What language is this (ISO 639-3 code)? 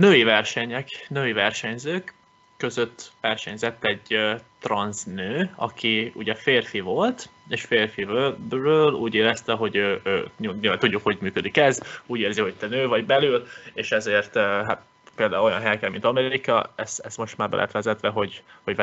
hun